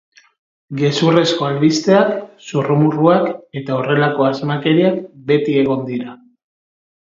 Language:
Basque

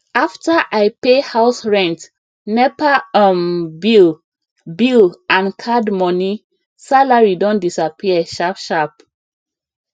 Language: Nigerian Pidgin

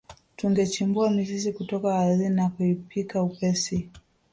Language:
Swahili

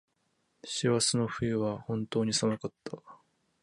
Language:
Japanese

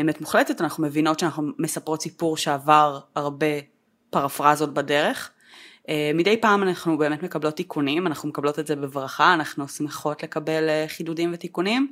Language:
Hebrew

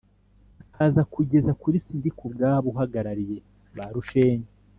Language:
Kinyarwanda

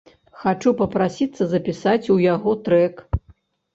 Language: Belarusian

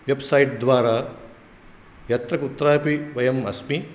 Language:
Sanskrit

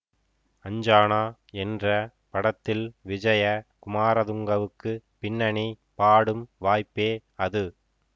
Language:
Tamil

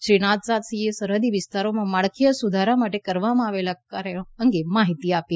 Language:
Gujarati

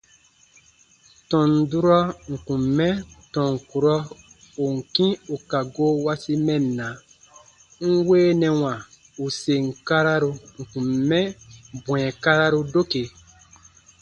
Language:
Baatonum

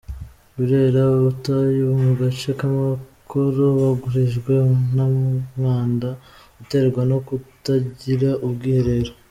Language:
Kinyarwanda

